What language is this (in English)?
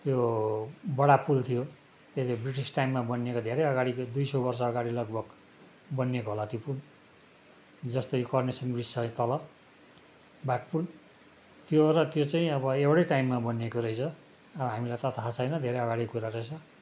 Nepali